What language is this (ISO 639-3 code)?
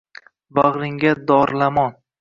uzb